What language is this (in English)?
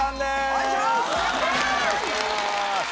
Japanese